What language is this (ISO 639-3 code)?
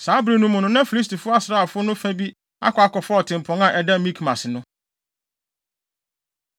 aka